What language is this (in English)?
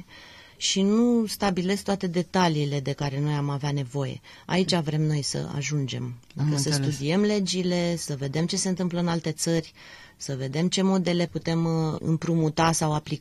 Romanian